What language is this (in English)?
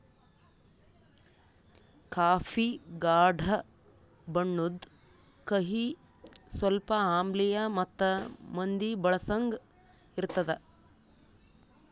Kannada